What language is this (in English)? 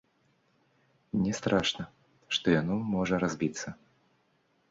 Belarusian